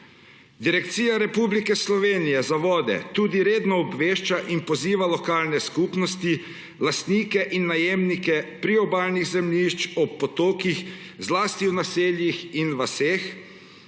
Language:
Slovenian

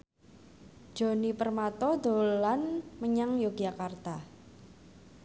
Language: Javanese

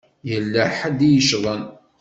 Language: Kabyle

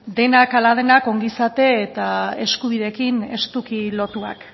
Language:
Basque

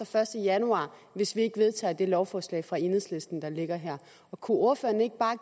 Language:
Danish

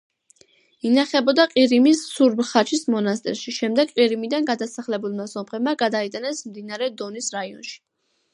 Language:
Georgian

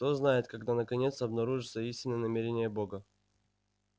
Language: Russian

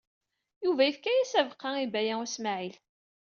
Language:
Kabyle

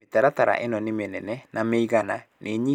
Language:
Kikuyu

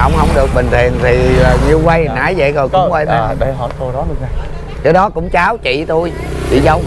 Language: Vietnamese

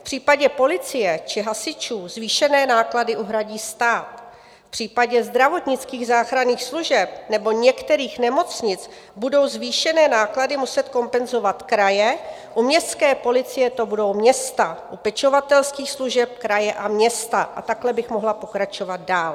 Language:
Czech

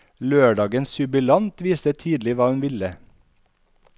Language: Norwegian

